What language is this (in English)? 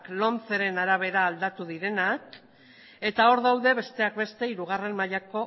Basque